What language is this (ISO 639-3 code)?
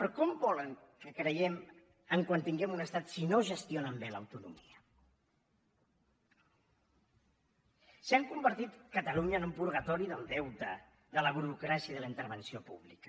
cat